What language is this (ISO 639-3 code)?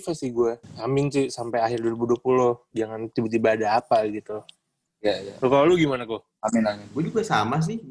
ind